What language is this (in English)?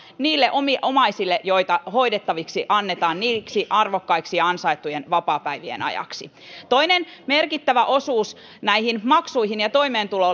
Finnish